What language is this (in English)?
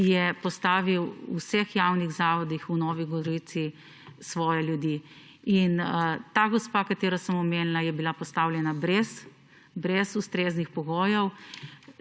Slovenian